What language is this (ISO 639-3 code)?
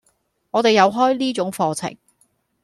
yue